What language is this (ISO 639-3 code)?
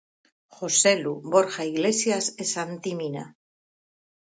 glg